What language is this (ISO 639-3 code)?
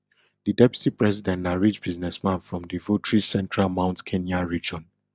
pcm